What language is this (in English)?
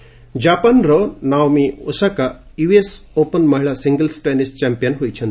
Odia